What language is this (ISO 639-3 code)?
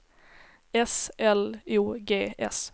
swe